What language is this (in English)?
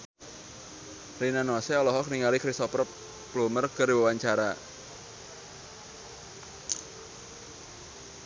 Sundanese